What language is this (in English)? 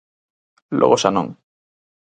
Galician